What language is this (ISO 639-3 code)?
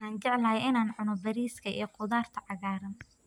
som